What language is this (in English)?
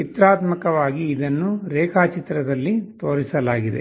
Kannada